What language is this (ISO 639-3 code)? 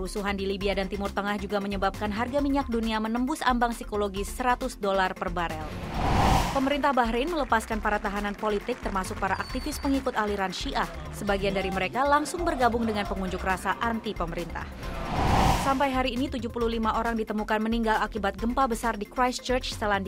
ind